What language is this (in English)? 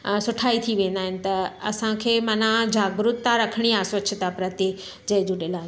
Sindhi